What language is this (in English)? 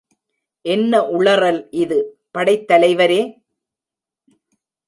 Tamil